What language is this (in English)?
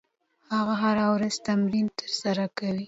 Pashto